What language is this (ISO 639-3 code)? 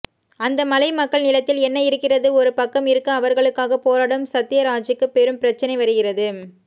tam